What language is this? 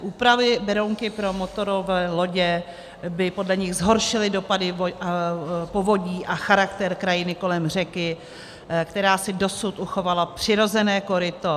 Czech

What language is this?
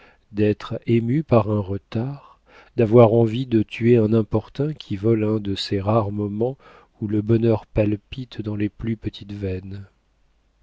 French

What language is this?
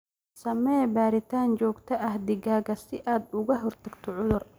Somali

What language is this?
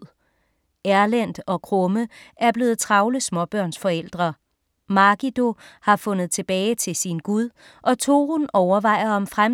Danish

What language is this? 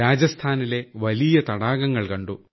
Malayalam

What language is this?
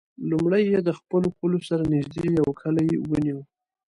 Pashto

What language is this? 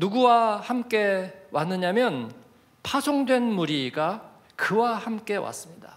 Korean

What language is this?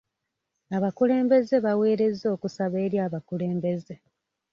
Ganda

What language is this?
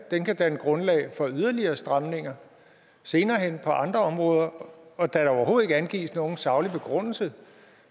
Danish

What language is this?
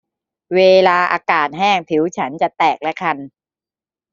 Thai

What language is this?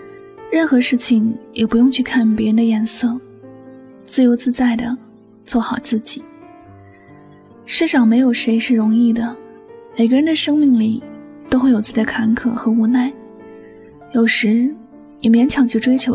Chinese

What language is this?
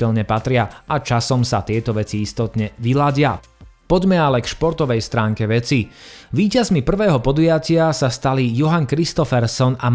Slovak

